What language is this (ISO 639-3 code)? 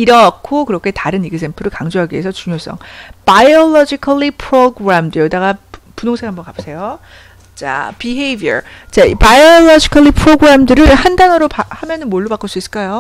kor